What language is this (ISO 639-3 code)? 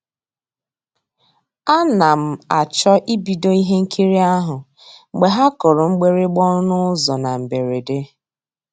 ibo